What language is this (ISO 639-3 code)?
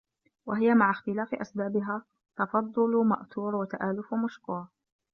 ara